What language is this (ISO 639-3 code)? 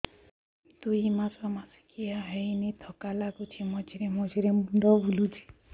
ori